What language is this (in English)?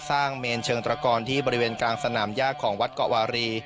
Thai